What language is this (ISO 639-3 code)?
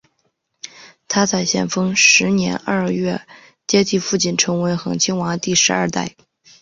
zho